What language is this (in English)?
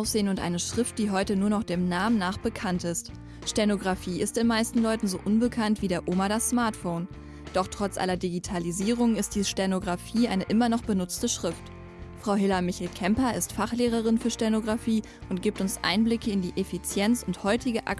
German